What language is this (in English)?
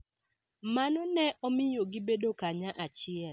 Luo (Kenya and Tanzania)